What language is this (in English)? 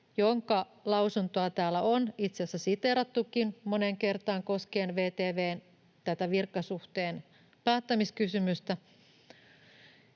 Finnish